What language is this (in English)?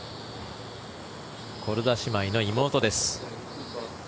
Japanese